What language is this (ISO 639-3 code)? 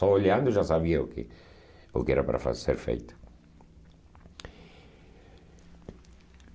por